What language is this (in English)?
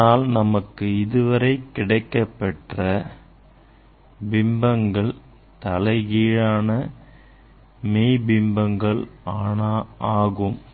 Tamil